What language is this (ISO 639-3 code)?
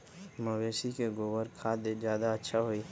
mag